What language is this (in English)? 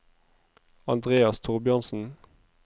Norwegian